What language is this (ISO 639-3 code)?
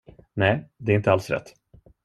swe